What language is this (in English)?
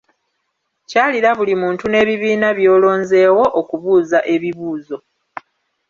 Ganda